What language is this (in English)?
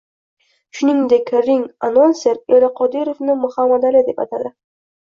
Uzbek